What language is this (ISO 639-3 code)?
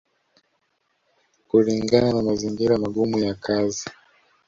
swa